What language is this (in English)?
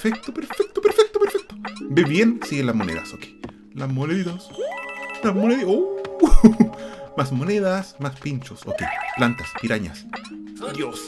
Spanish